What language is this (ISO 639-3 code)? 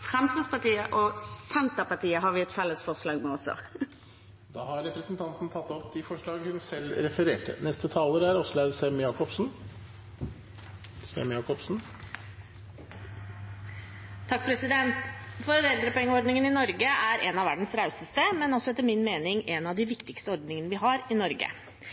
nob